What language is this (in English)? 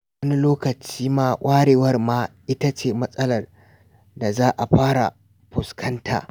Hausa